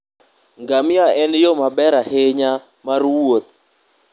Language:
Luo (Kenya and Tanzania)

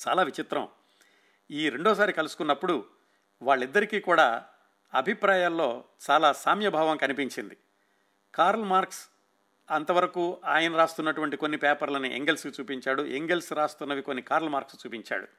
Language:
Telugu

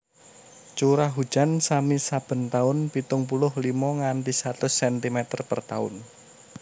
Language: Javanese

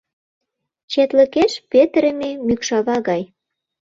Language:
Mari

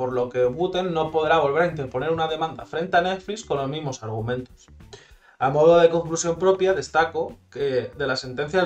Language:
Spanish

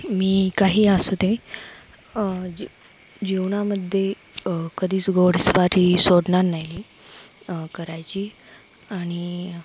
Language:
Marathi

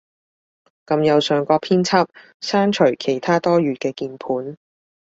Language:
Cantonese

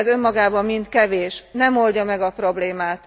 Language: Hungarian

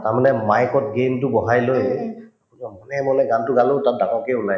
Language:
Assamese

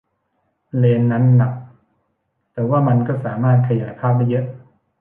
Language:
Thai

